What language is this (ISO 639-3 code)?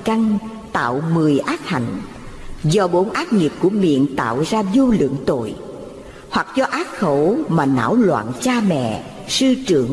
vie